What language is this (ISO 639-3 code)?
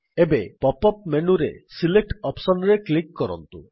ori